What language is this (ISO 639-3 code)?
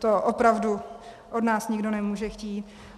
ces